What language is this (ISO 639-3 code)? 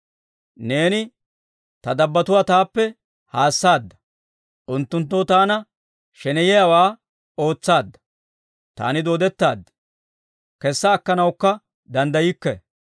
dwr